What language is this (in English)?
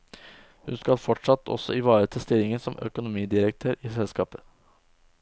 Norwegian